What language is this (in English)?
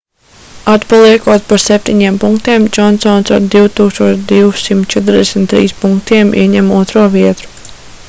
Latvian